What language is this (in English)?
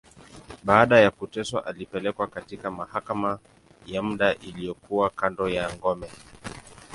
Swahili